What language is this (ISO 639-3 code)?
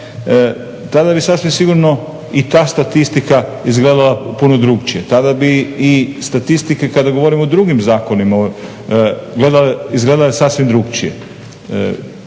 hrv